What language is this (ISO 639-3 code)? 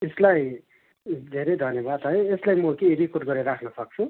nep